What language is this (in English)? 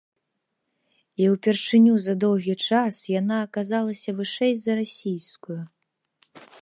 Belarusian